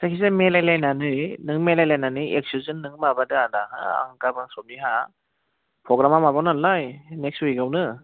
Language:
Bodo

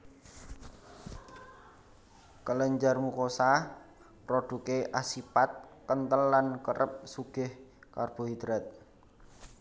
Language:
Javanese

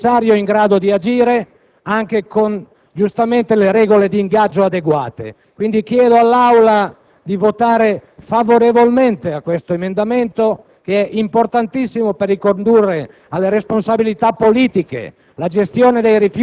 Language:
Italian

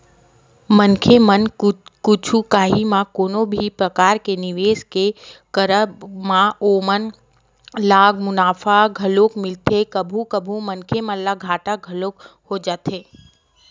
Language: Chhattisgarhi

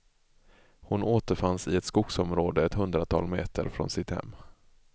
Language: Swedish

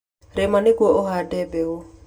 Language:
Kikuyu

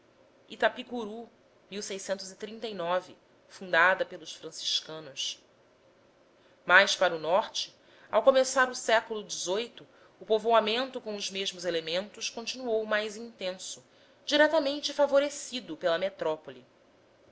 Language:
Portuguese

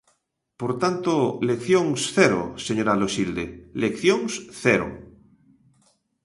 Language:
Galician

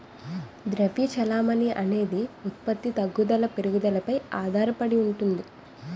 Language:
Telugu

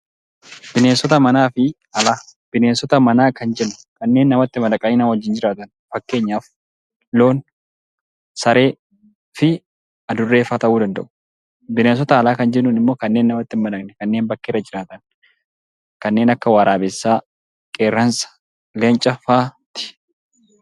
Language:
Oromo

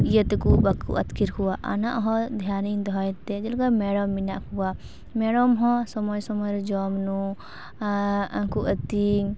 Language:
Santali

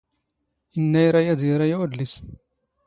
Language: Standard Moroccan Tamazight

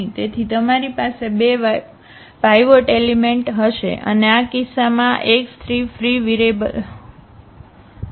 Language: Gujarati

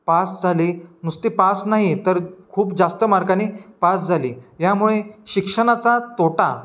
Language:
Marathi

